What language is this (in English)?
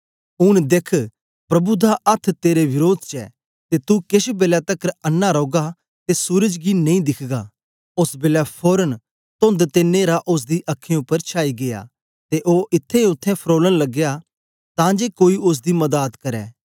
Dogri